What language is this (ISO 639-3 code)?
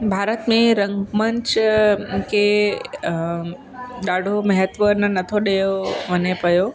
snd